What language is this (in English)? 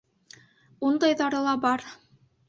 Bashkir